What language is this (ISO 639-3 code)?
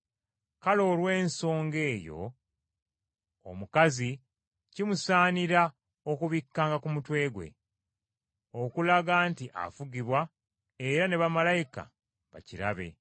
lug